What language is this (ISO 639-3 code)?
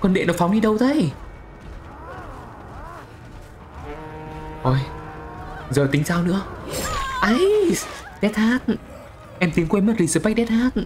vie